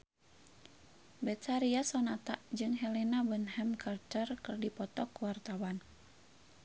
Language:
Sundanese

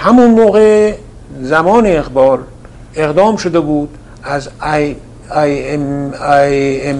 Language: Persian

